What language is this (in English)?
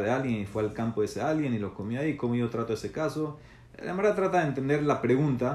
Spanish